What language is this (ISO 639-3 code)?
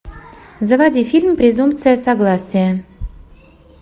rus